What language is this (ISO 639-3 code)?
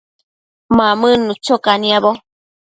mcf